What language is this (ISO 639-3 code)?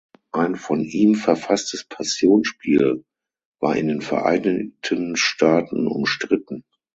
deu